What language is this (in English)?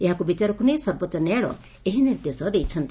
Odia